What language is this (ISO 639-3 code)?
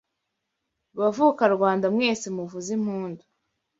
kin